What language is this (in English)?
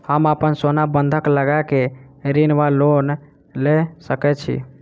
Maithili